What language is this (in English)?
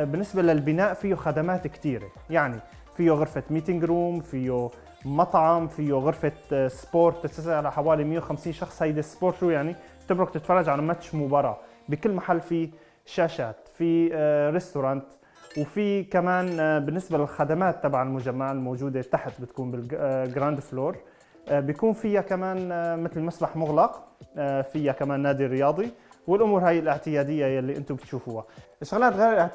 Arabic